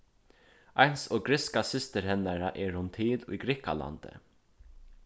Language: Faroese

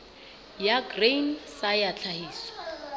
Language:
Southern Sotho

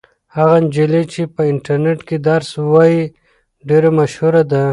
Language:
Pashto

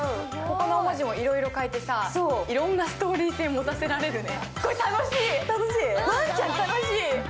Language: Japanese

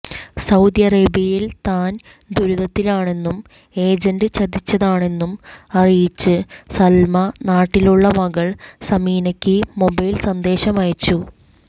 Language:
Malayalam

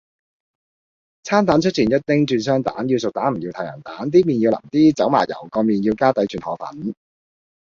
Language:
Cantonese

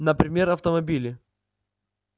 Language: Russian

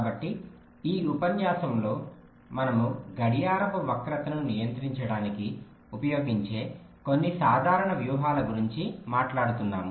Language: Telugu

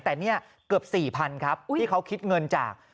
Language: Thai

